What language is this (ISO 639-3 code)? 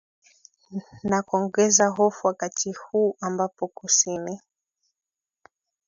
swa